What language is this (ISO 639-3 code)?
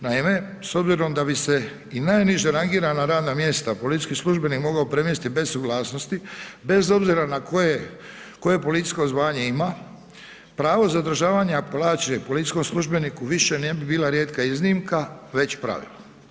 hrv